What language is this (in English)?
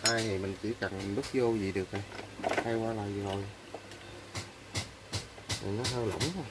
Vietnamese